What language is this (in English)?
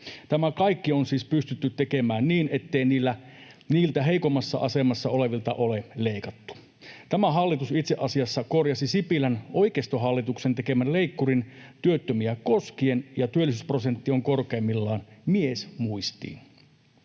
Finnish